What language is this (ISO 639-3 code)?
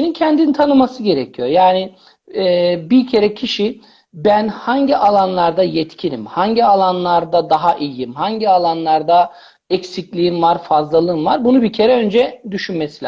tur